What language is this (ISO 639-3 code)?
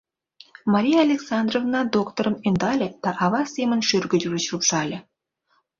chm